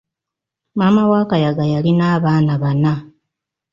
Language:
Ganda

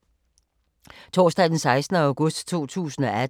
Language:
Danish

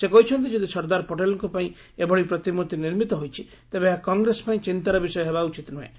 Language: Odia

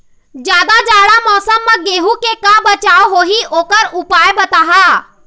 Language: Chhattisgarhi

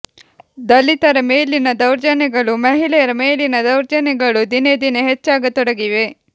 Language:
Kannada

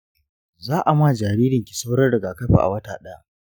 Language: Hausa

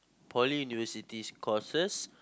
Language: English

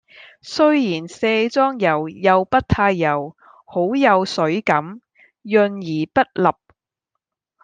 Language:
Cantonese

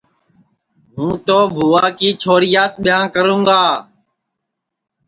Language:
Sansi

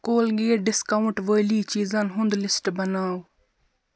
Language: Kashmiri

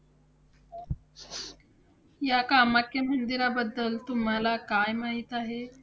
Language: Marathi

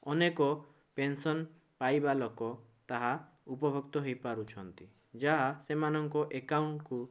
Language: Odia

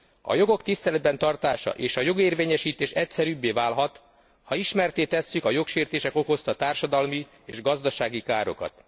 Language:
Hungarian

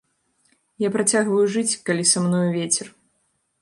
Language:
Belarusian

